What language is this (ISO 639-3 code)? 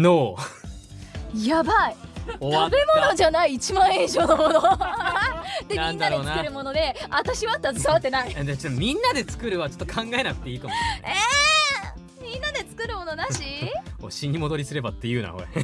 jpn